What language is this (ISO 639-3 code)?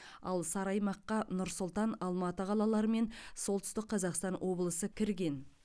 kaz